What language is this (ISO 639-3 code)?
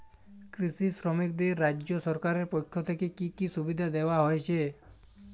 ben